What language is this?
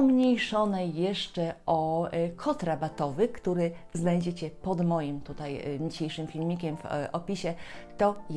Polish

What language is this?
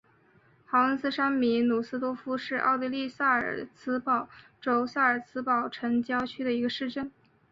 Chinese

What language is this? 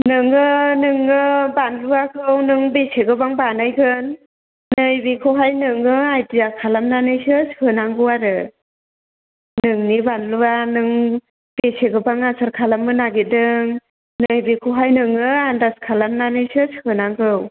Bodo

